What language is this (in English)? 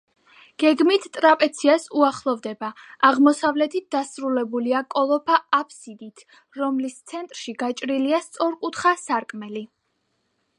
Georgian